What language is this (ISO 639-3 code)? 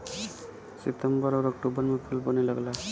bho